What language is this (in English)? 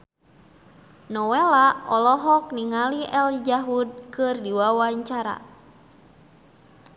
Sundanese